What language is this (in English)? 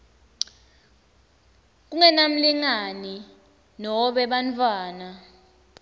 Swati